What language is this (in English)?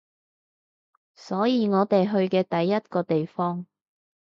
Cantonese